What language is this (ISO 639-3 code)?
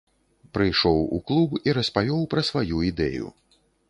bel